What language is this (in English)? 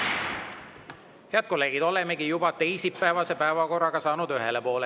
Estonian